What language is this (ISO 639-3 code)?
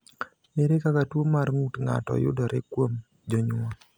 luo